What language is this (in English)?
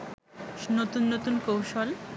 Bangla